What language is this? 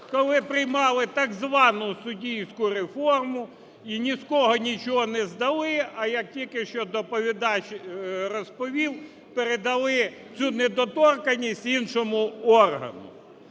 Ukrainian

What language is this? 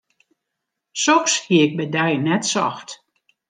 Western Frisian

